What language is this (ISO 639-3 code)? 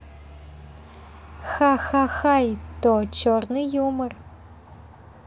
rus